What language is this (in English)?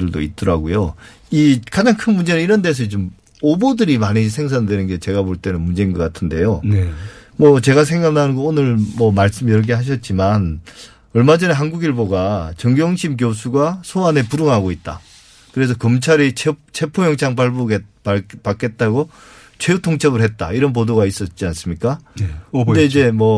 Korean